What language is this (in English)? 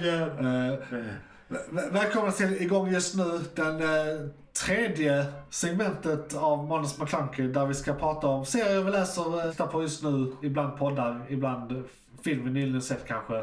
Swedish